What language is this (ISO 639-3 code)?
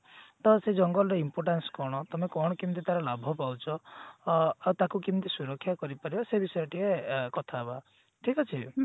ori